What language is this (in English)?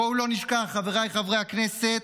Hebrew